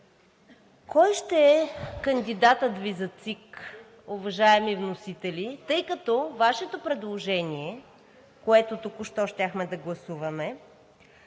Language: Bulgarian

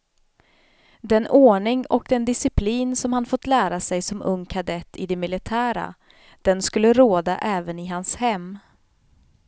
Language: Swedish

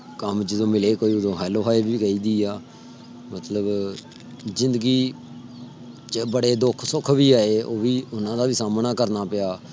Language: Punjabi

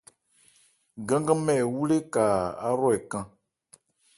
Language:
Ebrié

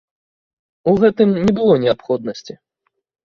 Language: Belarusian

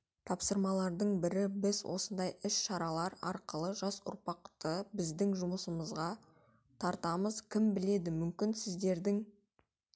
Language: Kazakh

